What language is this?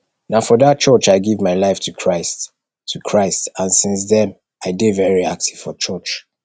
Nigerian Pidgin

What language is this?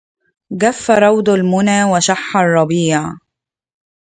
Arabic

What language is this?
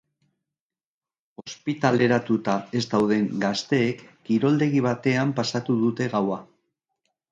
Basque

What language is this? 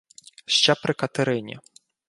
Ukrainian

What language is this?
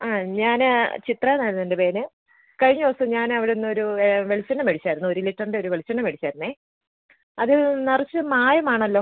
Malayalam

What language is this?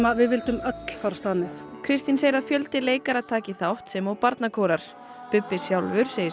Icelandic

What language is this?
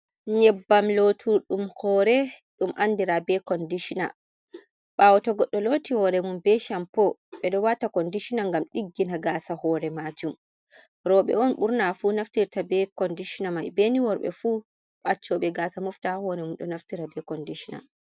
Fula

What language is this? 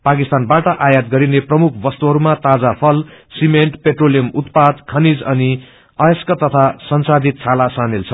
Nepali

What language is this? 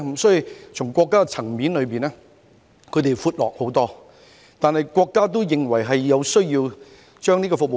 Cantonese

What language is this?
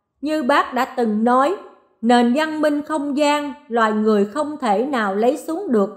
Vietnamese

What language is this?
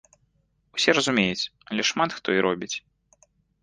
Belarusian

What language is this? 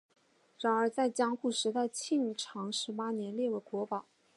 Chinese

